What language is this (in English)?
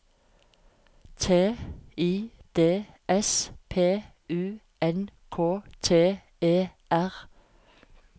Norwegian